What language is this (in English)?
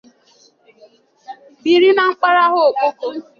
Igbo